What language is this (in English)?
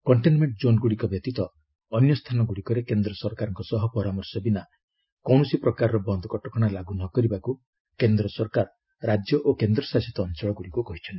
Odia